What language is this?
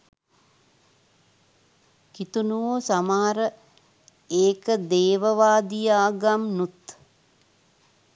Sinhala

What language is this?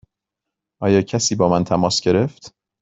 Persian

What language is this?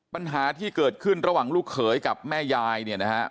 Thai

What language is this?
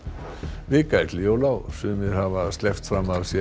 Icelandic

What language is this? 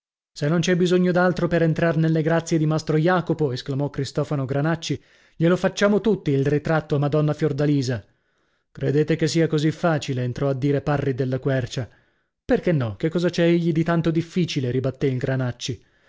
Italian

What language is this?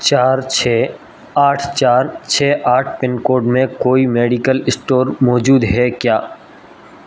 Urdu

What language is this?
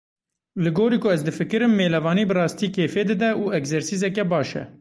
Kurdish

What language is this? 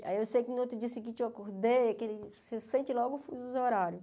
Portuguese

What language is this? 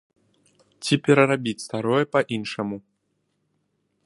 Belarusian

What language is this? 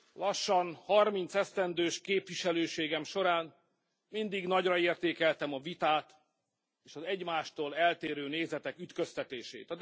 Hungarian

